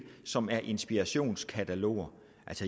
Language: Danish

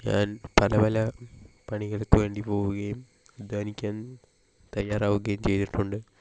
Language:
Malayalam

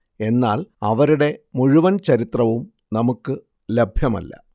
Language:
Malayalam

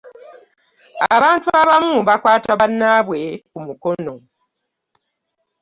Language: Ganda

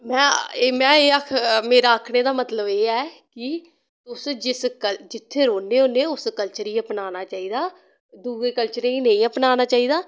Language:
Dogri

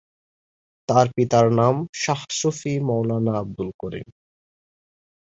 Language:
Bangla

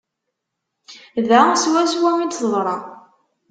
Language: Kabyle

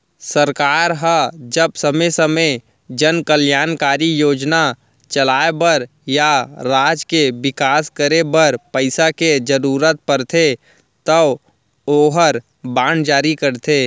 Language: Chhattisgarhi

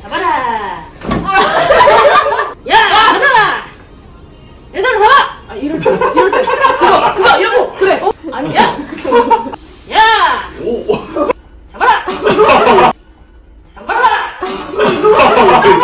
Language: Korean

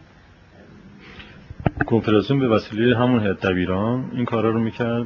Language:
Persian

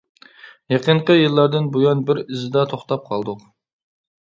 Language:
Uyghur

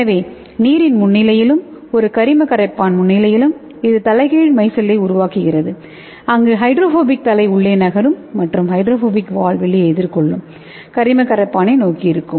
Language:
Tamil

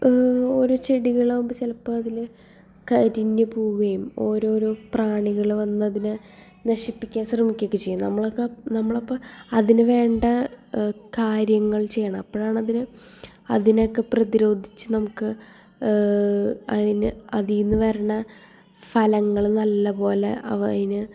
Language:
Malayalam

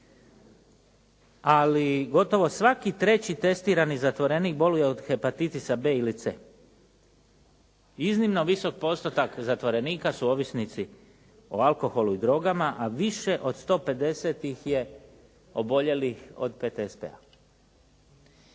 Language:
Croatian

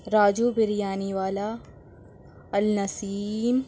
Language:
Urdu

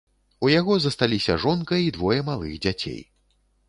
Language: Belarusian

